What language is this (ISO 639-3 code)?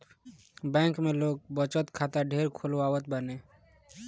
bho